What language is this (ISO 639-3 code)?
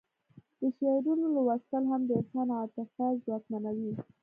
pus